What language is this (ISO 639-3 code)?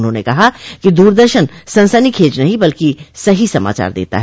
hin